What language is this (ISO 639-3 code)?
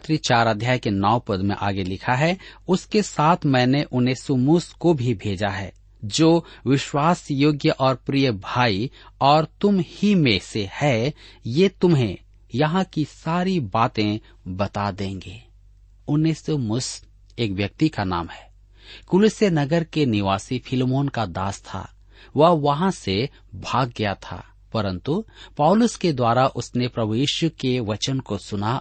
hin